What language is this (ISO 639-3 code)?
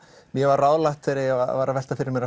isl